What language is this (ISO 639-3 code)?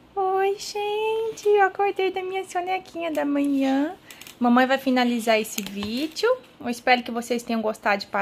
por